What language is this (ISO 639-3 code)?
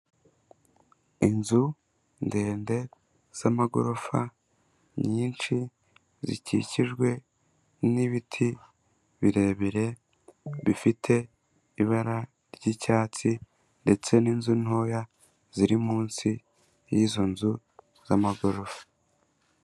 kin